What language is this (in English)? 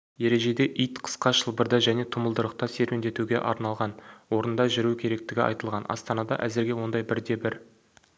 Kazakh